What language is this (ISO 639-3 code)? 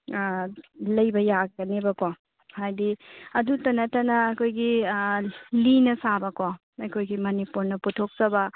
mni